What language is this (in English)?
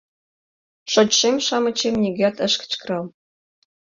Mari